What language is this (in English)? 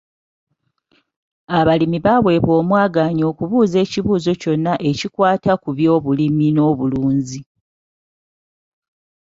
Ganda